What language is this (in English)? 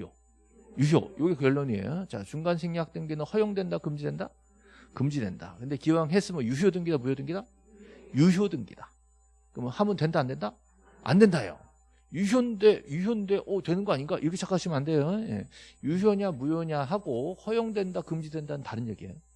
Korean